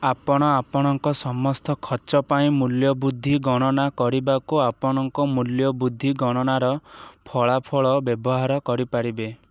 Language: Odia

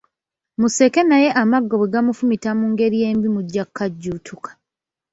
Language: Ganda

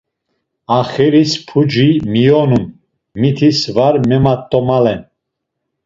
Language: Laz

